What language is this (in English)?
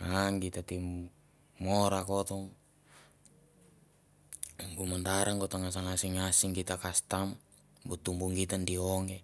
Mandara